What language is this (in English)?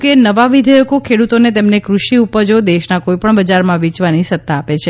Gujarati